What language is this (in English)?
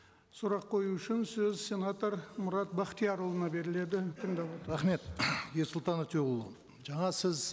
Kazakh